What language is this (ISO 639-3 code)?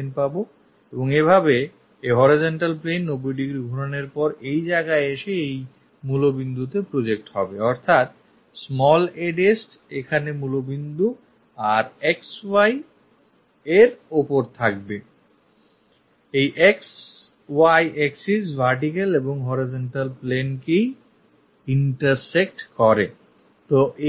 ben